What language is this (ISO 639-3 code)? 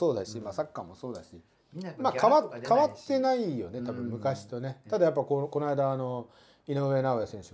jpn